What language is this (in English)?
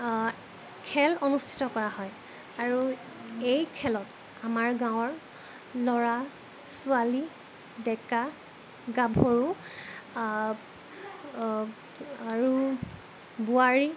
Assamese